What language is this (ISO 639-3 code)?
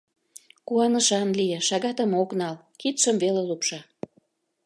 chm